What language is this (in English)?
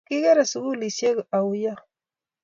Kalenjin